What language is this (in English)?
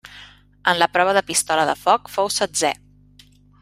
Catalan